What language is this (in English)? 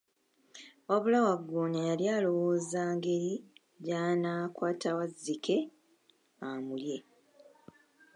Ganda